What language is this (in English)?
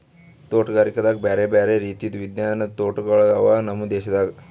Kannada